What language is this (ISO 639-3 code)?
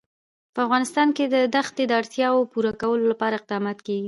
pus